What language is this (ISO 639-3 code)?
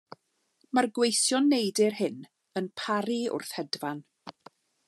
cym